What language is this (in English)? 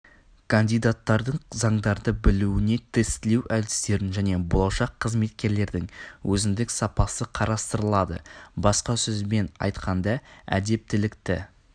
Kazakh